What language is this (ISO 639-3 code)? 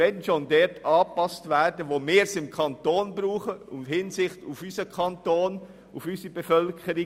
gsw